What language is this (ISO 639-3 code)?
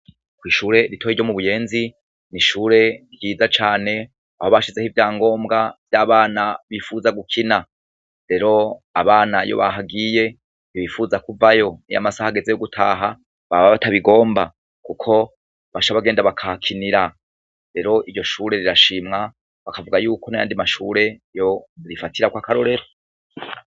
run